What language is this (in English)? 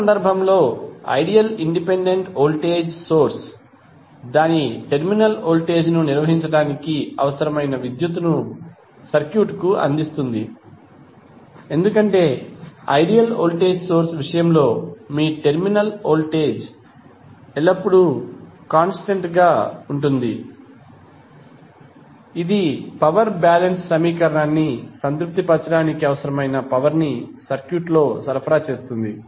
Telugu